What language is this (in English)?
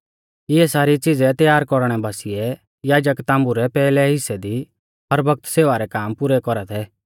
Mahasu Pahari